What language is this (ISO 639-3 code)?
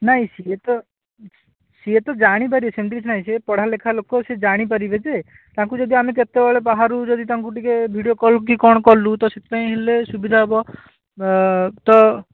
ori